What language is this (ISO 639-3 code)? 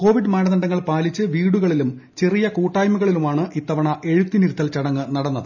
mal